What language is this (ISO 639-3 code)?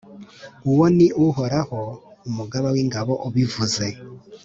kin